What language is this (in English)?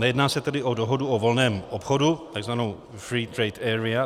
Czech